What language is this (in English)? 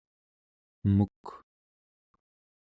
Central Yupik